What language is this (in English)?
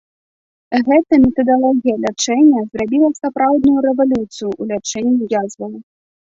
Belarusian